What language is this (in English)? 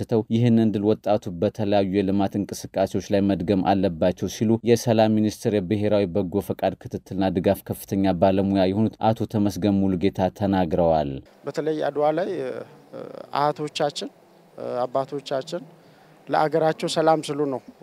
Arabic